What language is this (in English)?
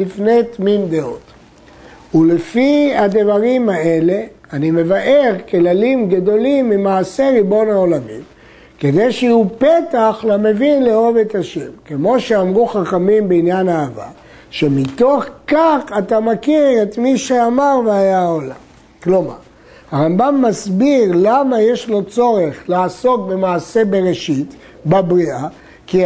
Hebrew